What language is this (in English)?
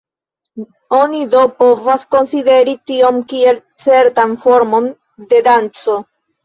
Esperanto